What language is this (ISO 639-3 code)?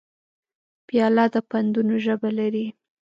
pus